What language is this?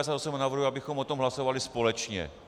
Czech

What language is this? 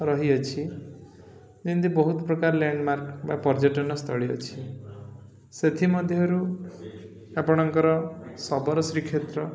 Odia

